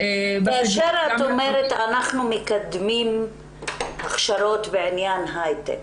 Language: Hebrew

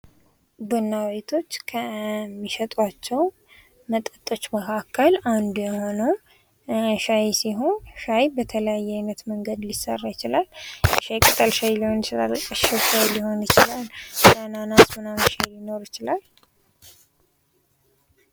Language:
Amharic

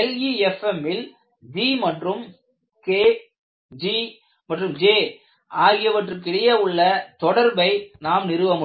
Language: Tamil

